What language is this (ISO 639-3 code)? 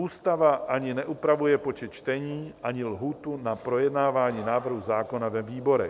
ces